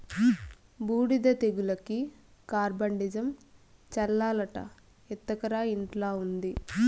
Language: Telugu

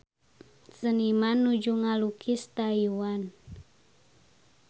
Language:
Sundanese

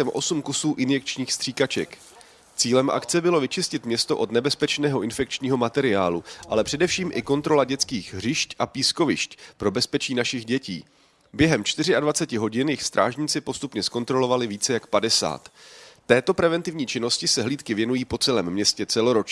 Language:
Czech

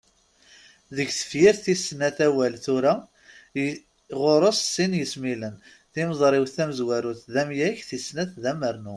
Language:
Kabyle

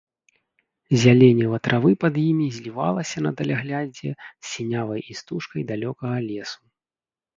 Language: Belarusian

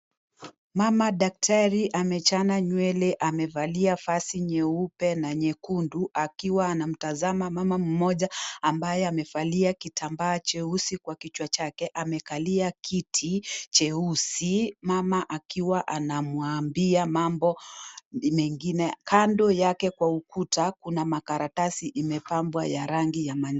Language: Swahili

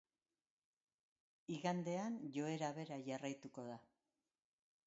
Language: Basque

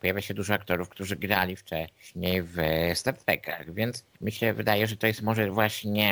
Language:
Polish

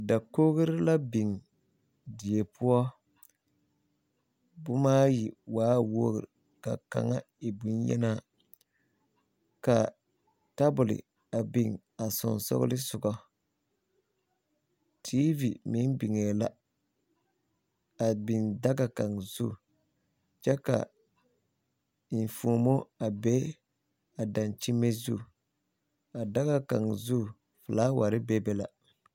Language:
Southern Dagaare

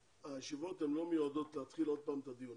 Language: Hebrew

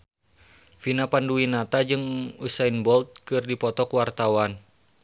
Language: Sundanese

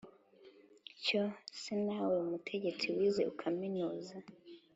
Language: Kinyarwanda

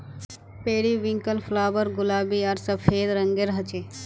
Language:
Magahi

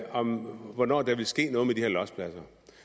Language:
Danish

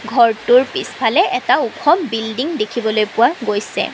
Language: Assamese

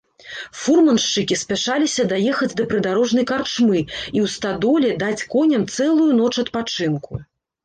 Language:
Belarusian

